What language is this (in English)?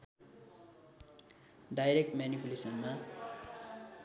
Nepali